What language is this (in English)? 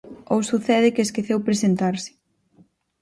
Galician